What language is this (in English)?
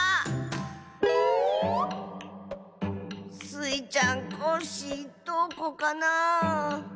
Japanese